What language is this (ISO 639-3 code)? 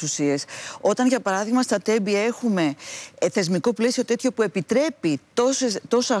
ell